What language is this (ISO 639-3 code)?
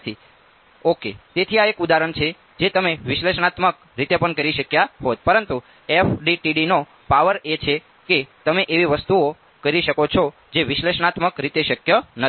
guj